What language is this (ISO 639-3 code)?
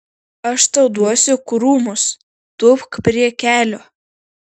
lit